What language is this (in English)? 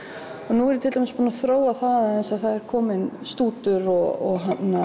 Icelandic